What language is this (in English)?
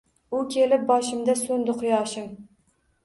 Uzbek